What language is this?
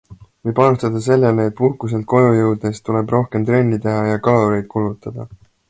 Estonian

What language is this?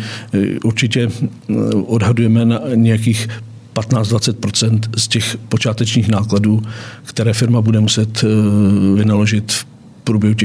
Czech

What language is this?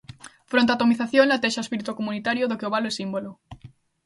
Galician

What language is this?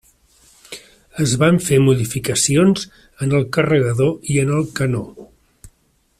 Catalan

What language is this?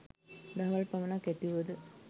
Sinhala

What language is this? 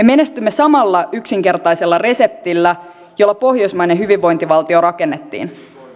Finnish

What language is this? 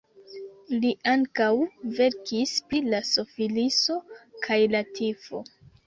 Esperanto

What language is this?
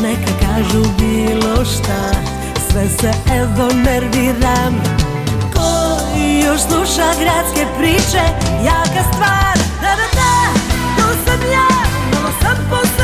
Romanian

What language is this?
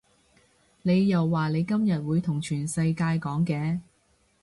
Cantonese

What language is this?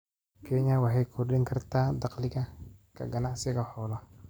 Somali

